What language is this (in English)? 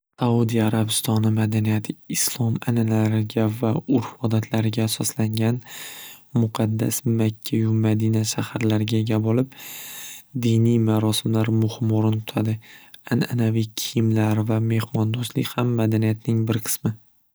Uzbek